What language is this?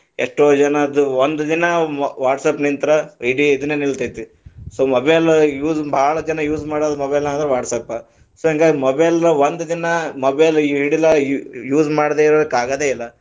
Kannada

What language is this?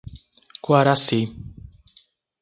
Portuguese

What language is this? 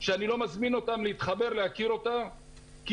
Hebrew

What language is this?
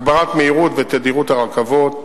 Hebrew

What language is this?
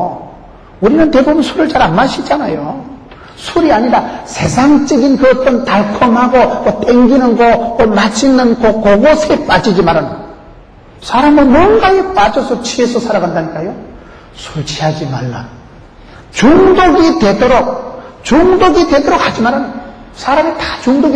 Korean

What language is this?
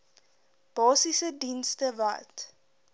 Afrikaans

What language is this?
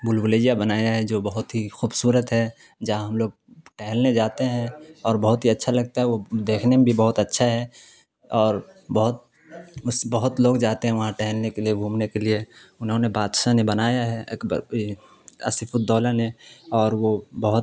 Urdu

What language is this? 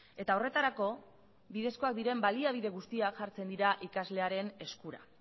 Basque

